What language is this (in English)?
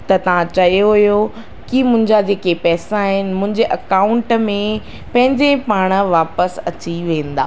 Sindhi